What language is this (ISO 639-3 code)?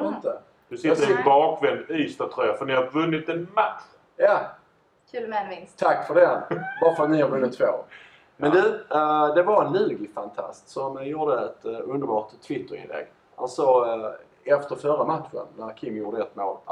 swe